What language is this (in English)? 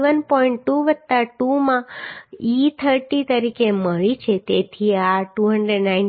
Gujarati